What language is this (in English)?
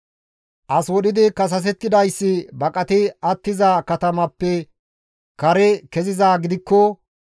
Gamo